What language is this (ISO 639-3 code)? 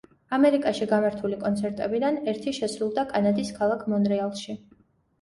kat